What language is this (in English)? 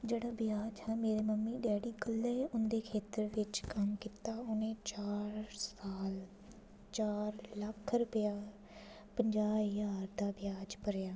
Dogri